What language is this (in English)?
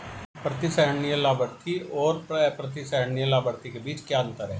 Hindi